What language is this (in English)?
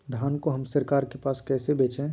Magahi